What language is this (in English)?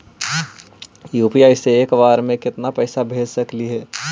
Magahi